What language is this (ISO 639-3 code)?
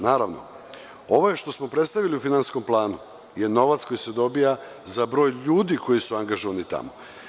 srp